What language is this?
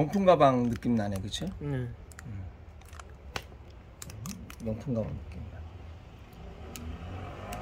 Korean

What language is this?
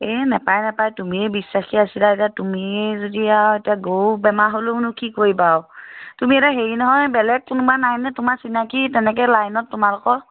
Assamese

